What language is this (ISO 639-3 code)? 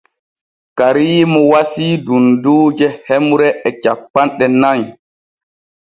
fue